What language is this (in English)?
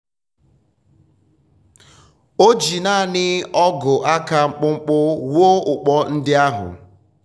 Igbo